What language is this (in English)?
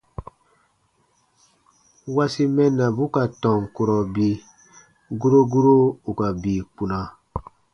Baatonum